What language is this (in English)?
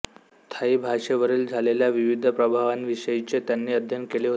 Marathi